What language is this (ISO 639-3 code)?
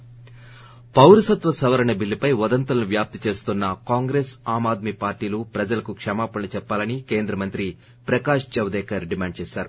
tel